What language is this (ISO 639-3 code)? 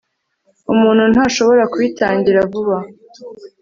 kin